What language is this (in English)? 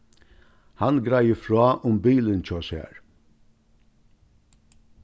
Faroese